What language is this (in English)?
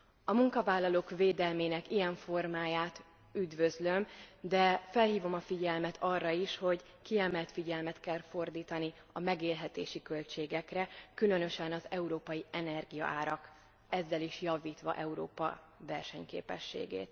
Hungarian